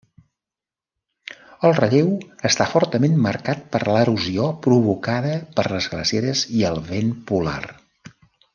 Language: Catalan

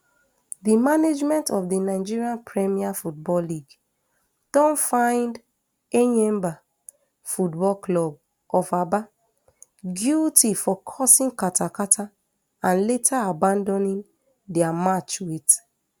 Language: Nigerian Pidgin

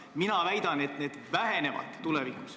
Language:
Estonian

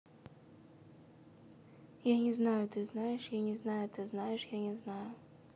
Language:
Russian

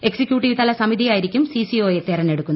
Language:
Malayalam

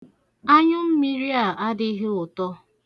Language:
Igbo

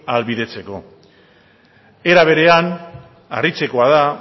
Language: Basque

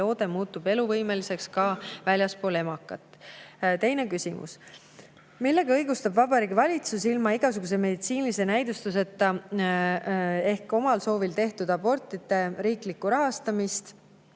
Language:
Estonian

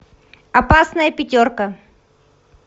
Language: Russian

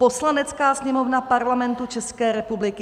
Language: Czech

